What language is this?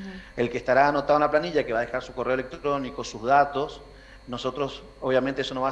Spanish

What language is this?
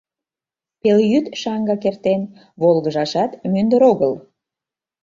Mari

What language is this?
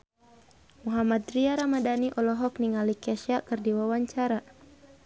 Sundanese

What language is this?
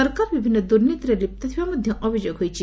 Odia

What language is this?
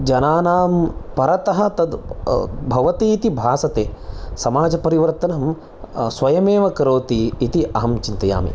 Sanskrit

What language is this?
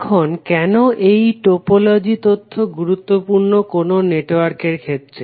Bangla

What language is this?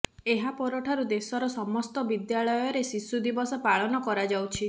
Odia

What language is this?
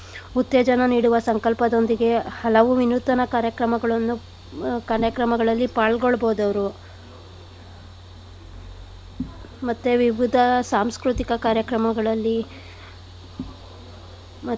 Kannada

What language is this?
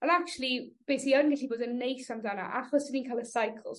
Welsh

